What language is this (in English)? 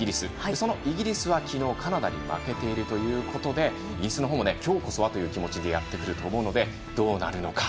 Japanese